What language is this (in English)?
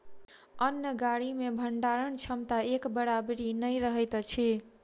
Maithili